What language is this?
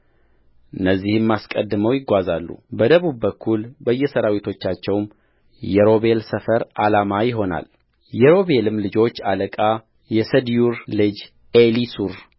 Amharic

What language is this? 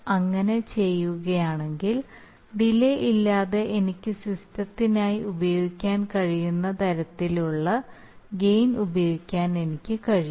Malayalam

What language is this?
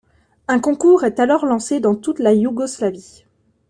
French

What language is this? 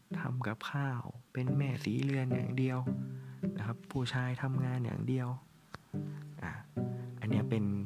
Thai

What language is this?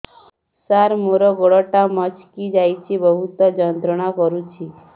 Odia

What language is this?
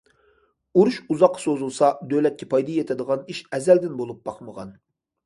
Uyghur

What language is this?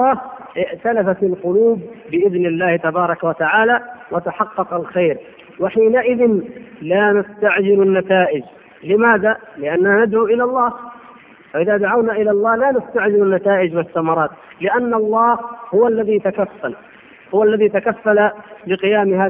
Arabic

